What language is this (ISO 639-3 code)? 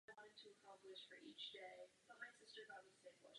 ces